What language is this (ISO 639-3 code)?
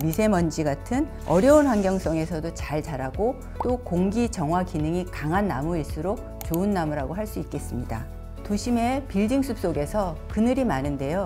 kor